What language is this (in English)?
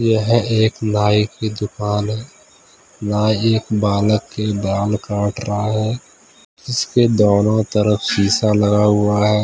Hindi